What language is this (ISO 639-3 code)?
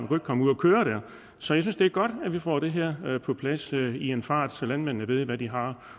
dan